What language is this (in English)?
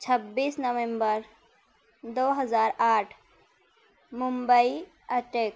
Urdu